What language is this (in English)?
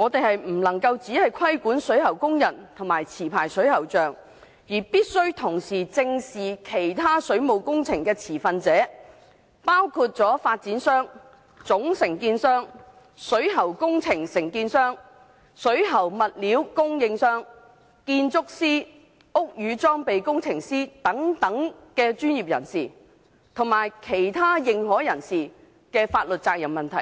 Cantonese